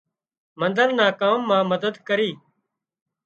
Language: Wadiyara Koli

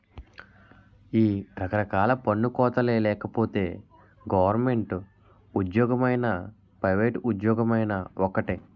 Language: Telugu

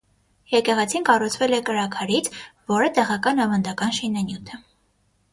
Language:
Armenian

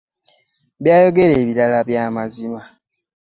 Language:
Ganda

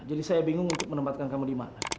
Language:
Indonesian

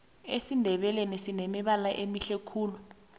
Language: South Ndebele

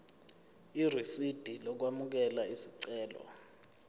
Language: Zulu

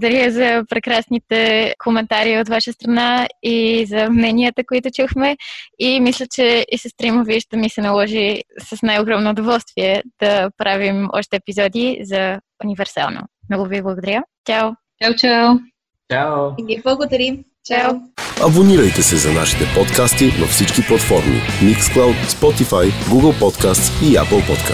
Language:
Bulgarian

